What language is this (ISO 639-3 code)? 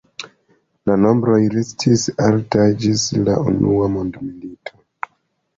epo